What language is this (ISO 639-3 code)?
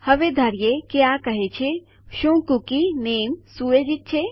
guj